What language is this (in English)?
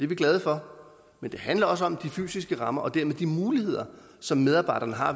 Danish